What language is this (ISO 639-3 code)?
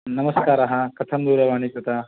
san